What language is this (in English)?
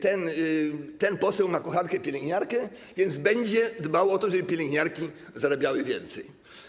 Polish